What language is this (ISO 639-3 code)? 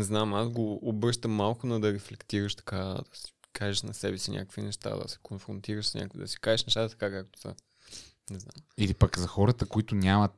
bul